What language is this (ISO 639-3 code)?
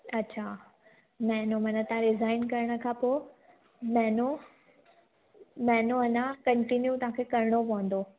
snd